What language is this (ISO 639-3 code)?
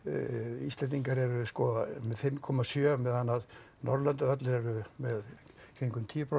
isl